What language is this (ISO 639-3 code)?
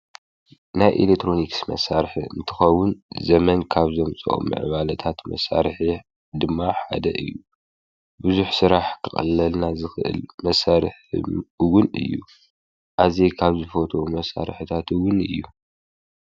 tir